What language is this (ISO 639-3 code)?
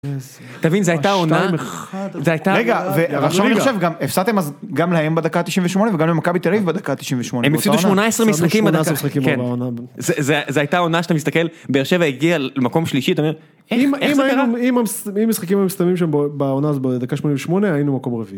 heb